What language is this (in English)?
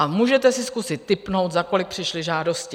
Czech